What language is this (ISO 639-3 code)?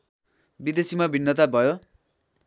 nep